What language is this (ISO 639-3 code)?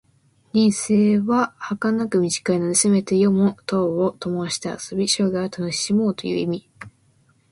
jpn